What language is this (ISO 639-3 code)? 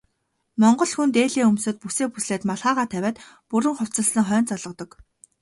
mon